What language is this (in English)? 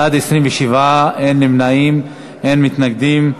Hebrew